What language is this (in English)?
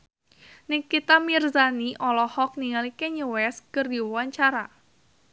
Sundanese